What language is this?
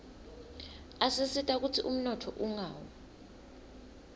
Swati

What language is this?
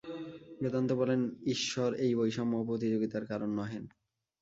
Bangla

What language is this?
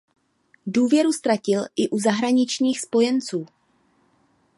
Czech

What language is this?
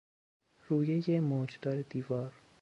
Persian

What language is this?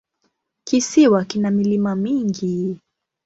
Swahili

